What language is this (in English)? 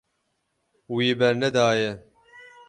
Kurdish